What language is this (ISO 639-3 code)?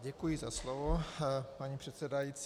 ces